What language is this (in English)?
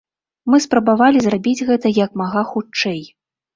Belarusian